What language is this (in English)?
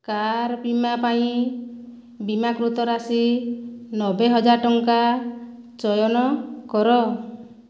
Odia